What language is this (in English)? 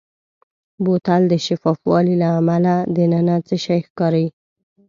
Pashto